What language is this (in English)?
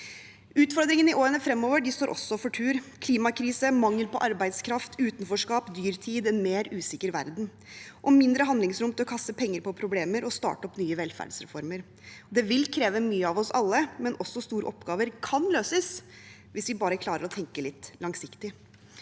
Norwegian